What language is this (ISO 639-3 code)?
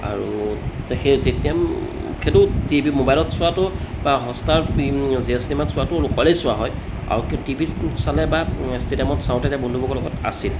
asm